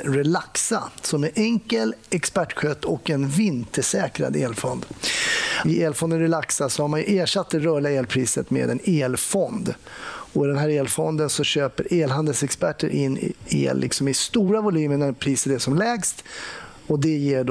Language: Swedish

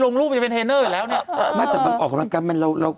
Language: Thai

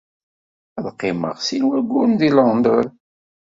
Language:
Kabyle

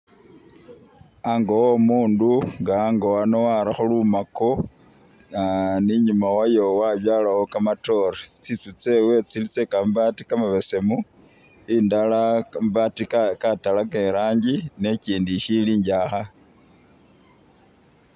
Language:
Masaaba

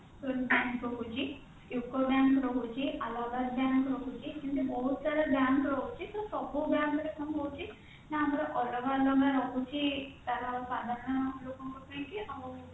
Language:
Odia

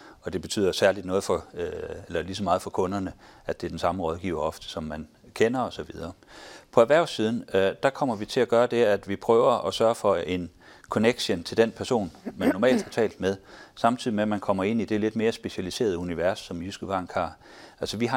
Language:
Danish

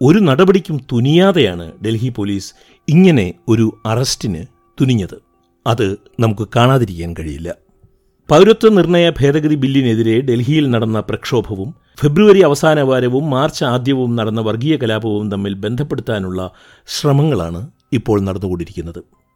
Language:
Malayalam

